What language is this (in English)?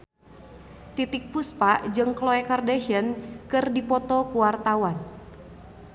Sundanese